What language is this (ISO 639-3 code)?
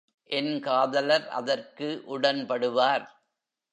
tam